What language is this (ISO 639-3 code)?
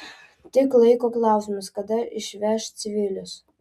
lit